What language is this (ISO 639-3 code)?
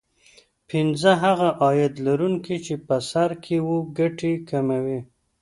pus